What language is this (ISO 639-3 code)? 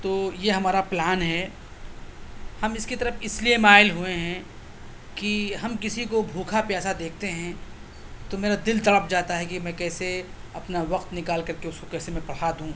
urd